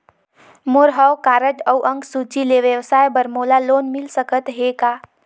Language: Chhattisgarhi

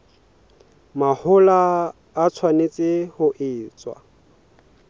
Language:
Southern Sotho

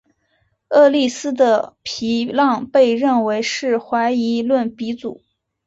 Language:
Chinese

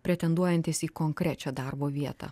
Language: Lithuanian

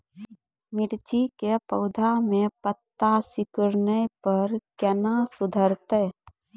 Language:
Maithili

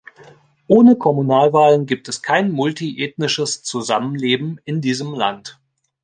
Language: German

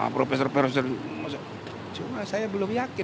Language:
Indonesian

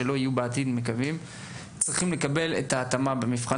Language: Hebrew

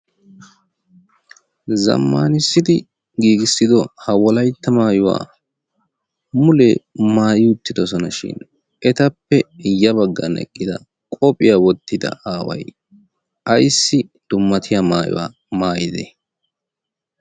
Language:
Wolaytta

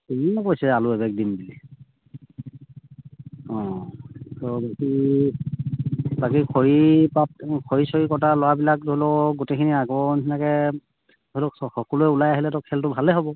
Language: Assamese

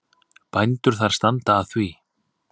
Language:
Icelandic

